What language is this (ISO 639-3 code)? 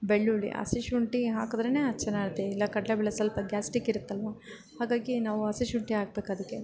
kan